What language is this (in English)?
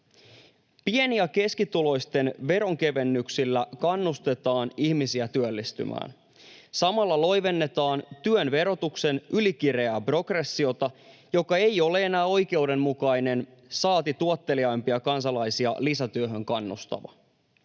Finnish